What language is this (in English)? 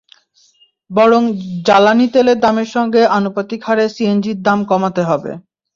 Bangla